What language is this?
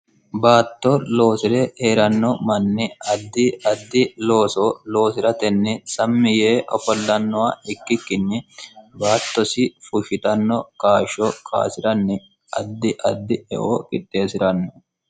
Sidamo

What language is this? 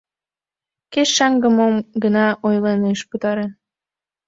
Mari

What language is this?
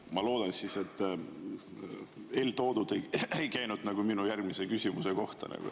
Estonian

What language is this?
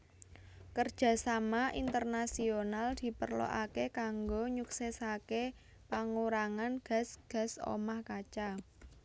Javanese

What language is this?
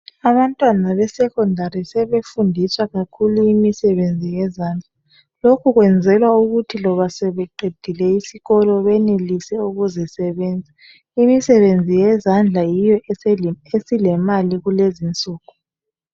North Ndebele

